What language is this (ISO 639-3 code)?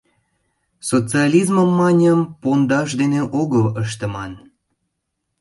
chm